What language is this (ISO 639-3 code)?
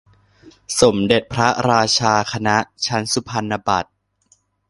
tha